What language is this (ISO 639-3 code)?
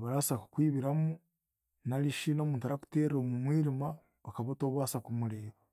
cgg